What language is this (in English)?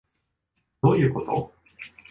Japanese